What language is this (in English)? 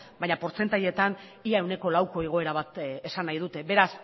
Basque